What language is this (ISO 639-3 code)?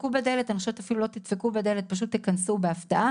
heb